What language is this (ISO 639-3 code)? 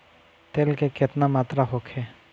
bho